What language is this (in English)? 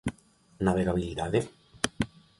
Galician